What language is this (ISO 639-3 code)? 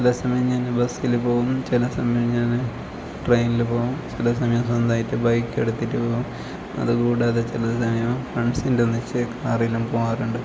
mal